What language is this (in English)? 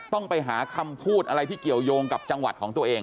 Thai